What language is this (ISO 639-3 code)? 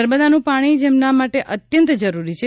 guj